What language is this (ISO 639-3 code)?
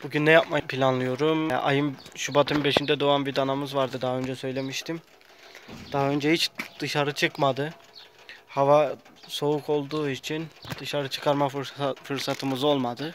tur